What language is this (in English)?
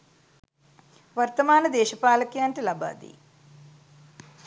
Sinhala